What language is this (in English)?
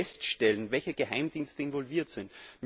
German